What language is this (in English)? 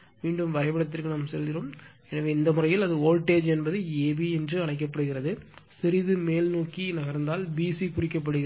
Tamil